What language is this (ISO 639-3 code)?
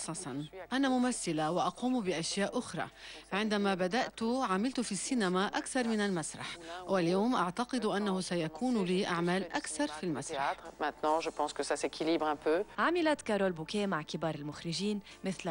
ara